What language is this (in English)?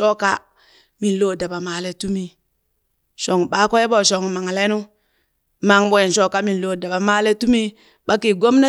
Burak